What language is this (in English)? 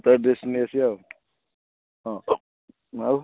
Odia